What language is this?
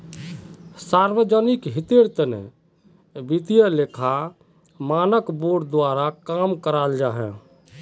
Magahi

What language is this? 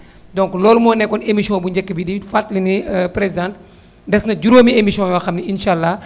Wolof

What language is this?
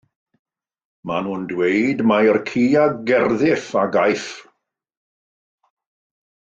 Welsh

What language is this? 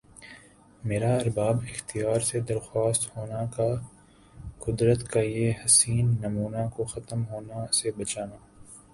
Urdu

